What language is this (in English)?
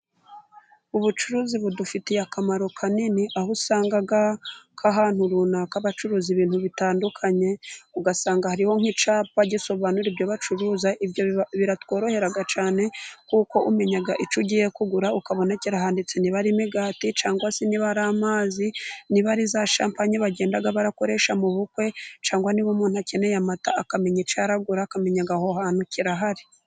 Kinyarwanda